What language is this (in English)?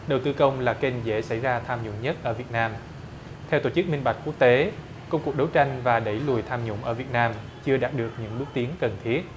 Vietnamese